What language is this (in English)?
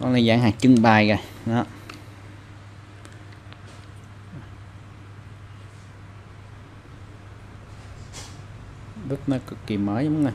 Vietnamese